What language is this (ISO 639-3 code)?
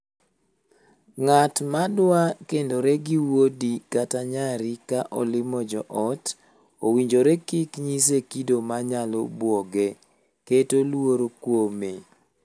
luo